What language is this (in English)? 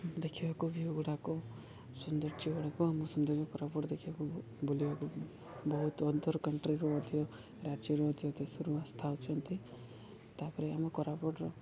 Odia